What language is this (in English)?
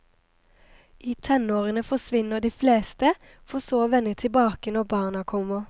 Norwegian